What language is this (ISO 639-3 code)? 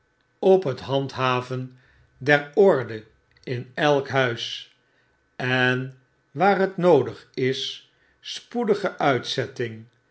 nld